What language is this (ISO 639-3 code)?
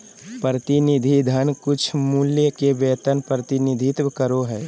mag